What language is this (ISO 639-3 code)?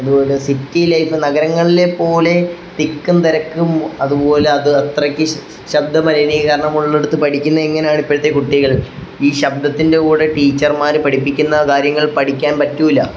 mal